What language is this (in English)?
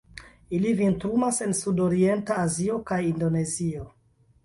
Esperanto